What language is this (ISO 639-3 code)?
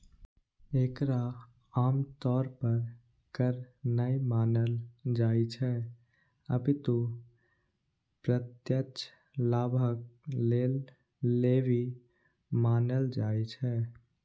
mai